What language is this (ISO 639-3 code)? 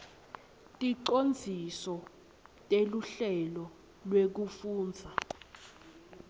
ssw